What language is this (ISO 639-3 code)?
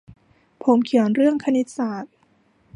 tha